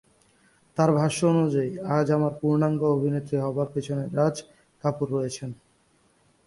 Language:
Bangla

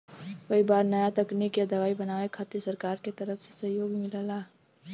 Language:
Bhojpuri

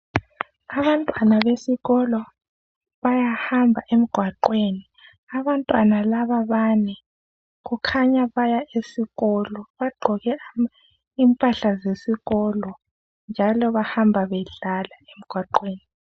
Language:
North Ndebele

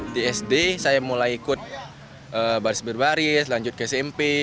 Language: Indonesian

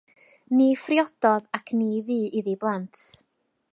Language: Welsh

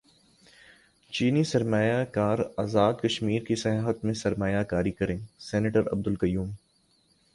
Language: Urdu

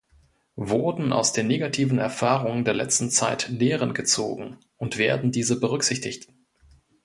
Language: German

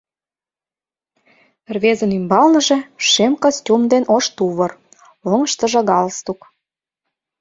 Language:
Mari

